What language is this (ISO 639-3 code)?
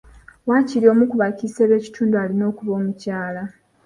lug